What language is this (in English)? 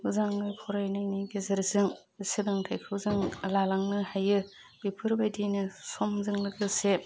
Bodo